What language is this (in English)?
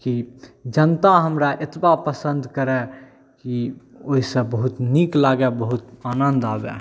Maithili